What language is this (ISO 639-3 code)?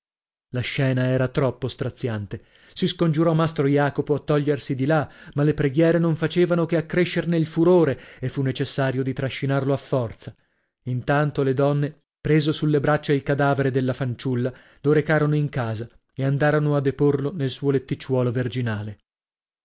ita